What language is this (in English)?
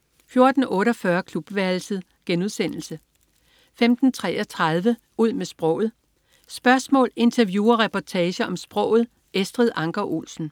Danish